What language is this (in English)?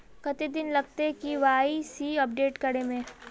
Magahi